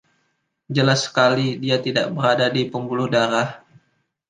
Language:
Indonesian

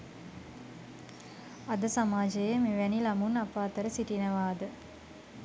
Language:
Sinhala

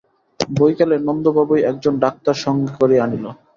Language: Bangla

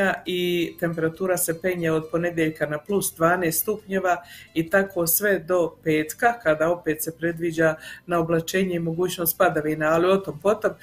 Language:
Croatian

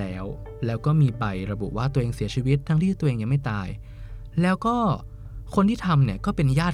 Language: Thai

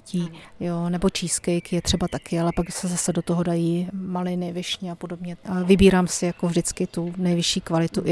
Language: Czech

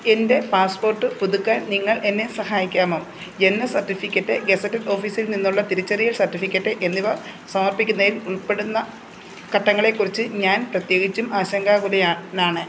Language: Malayalam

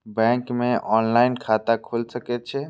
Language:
Maithili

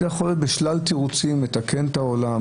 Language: Hebrew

